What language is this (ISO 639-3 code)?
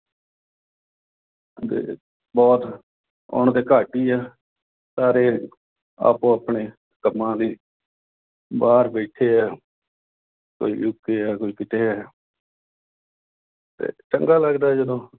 pan